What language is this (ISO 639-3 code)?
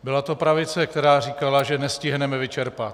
ces